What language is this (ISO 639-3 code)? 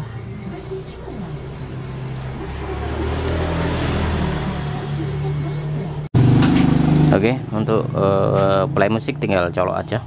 ind